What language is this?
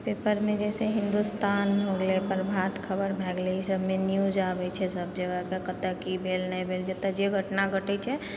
Maithili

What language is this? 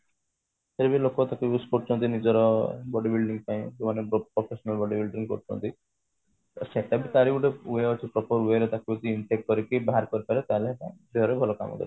Odia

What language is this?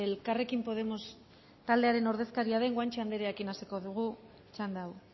Basque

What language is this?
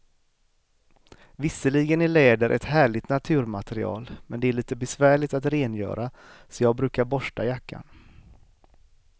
Swedish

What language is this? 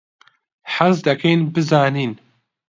Central Kurdish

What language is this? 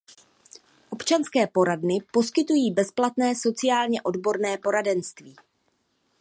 Czech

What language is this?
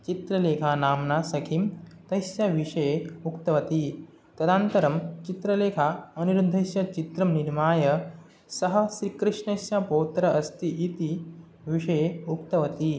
Sanskrit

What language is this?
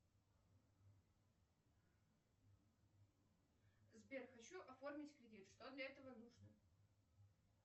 Russian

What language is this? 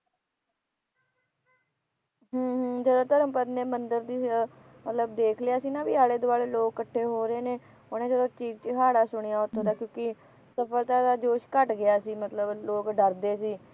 Punjabi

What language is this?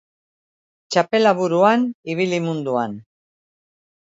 Basque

